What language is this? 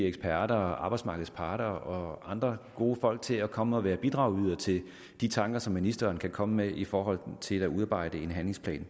Danish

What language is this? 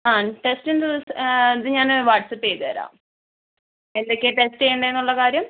Malayalam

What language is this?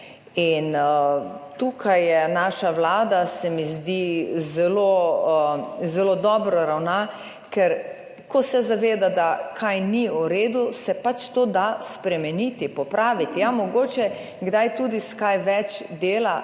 Slovenian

